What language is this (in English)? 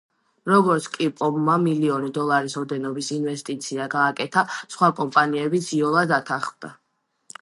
Georgian